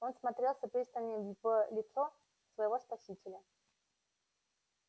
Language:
Russian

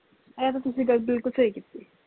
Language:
Punjabi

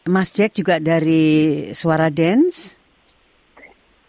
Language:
Indonesian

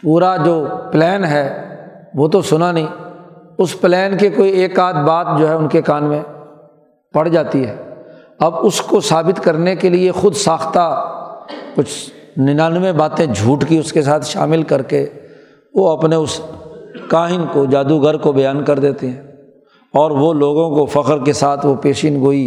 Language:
Urdu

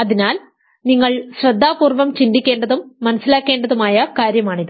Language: Malayalam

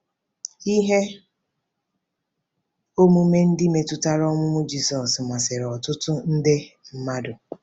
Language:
Igbo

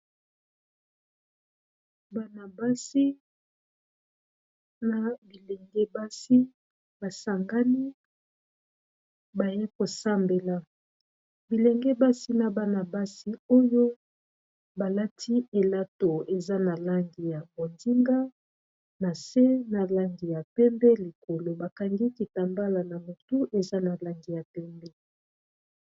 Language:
Lingala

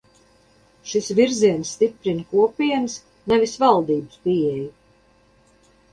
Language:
Latvian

